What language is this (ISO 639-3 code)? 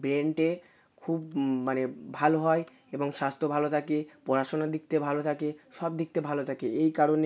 ben